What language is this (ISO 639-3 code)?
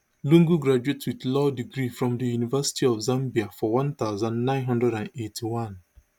pcm